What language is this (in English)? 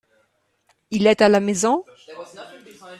French